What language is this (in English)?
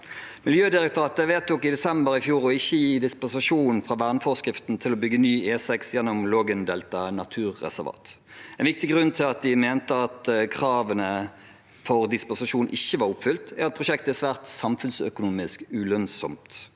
Norwegian